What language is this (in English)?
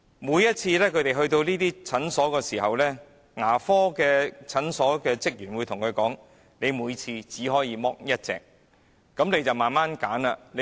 Cantonese